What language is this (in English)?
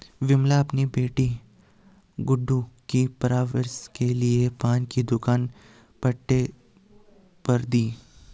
Hindi